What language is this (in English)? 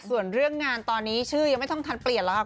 Thai